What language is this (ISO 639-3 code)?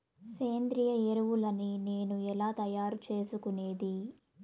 tel